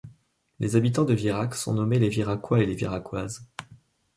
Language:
French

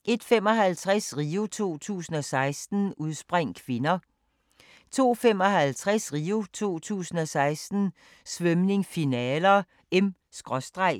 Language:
Danish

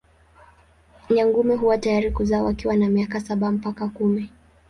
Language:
Swahili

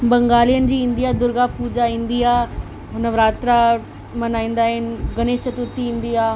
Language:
Sindhi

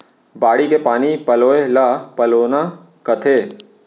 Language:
Chhattisgarhi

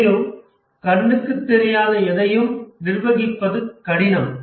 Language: Tamil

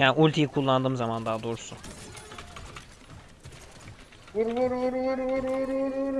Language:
Turkish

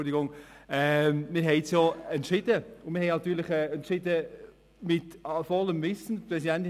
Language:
Swiss German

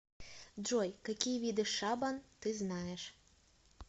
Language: Russian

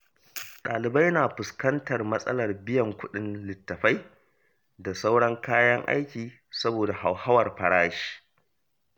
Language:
Hausa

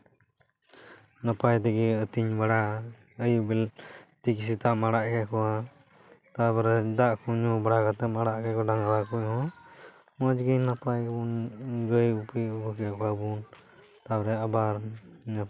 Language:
Santali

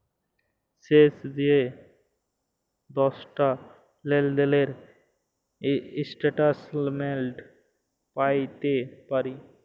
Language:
Bangla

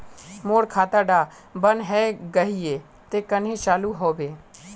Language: Magahi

